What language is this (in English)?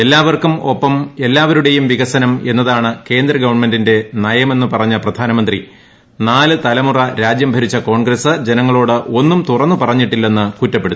Malayalam